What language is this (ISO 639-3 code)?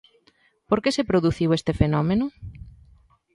glg